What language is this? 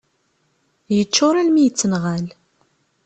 Kabyle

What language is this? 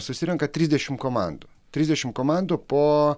Lithuanian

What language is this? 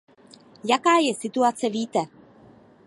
Czech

